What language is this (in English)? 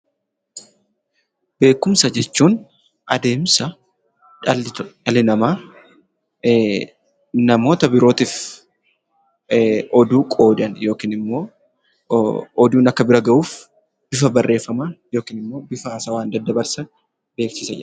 Oromo